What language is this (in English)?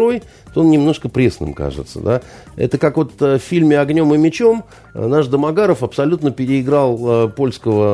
Russian